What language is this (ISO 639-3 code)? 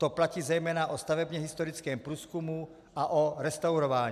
ces